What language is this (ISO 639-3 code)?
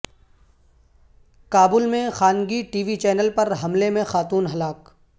urd